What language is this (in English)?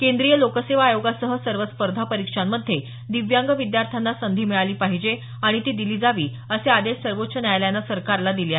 Marathi